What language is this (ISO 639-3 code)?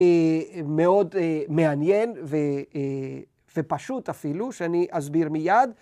heb